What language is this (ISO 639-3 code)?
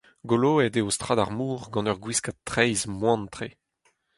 bre